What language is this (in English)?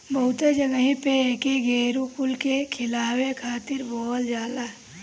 Bhojpuri